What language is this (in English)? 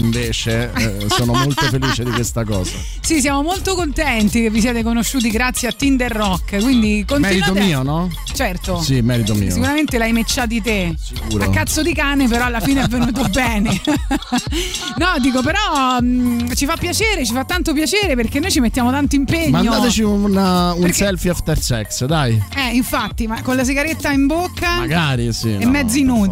Italian